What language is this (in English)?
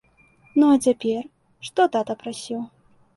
Belarusian